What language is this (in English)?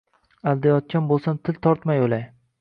Uzbek